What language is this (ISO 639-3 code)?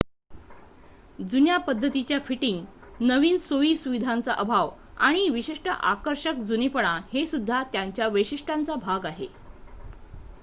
mar